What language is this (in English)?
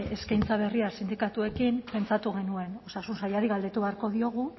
Basque